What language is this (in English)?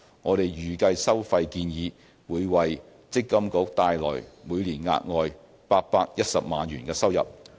Cantonese